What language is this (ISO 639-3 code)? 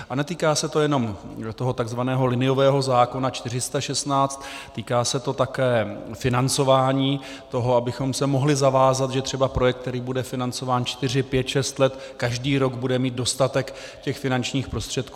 ces